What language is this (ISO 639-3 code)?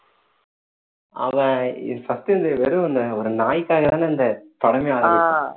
tam